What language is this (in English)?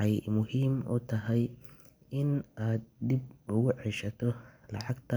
Somali